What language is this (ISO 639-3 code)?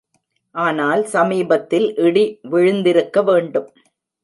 tam